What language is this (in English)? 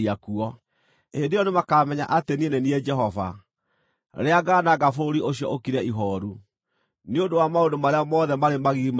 Kikuyu